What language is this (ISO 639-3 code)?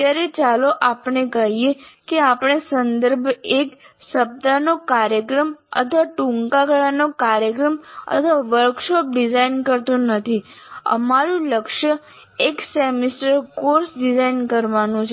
guj